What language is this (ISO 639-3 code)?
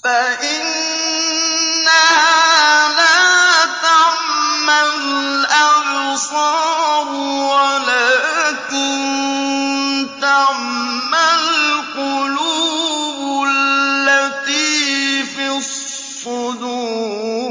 ara